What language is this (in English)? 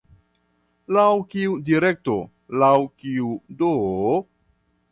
Esperanto